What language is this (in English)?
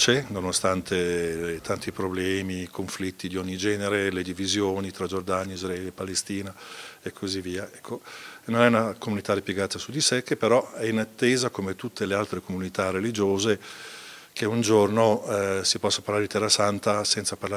Italian